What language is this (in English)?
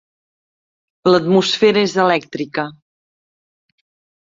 Catalan